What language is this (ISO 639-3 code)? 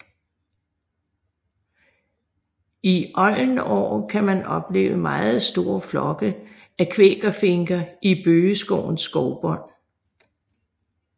dan